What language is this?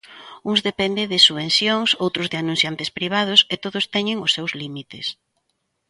Galician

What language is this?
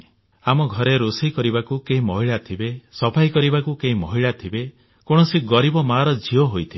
Odia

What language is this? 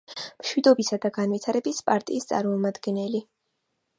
Georgian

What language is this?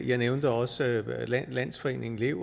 Danish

